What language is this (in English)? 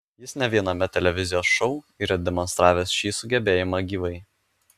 Lithuanian